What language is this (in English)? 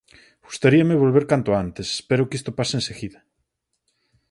Galician